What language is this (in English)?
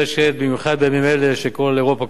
Hebrew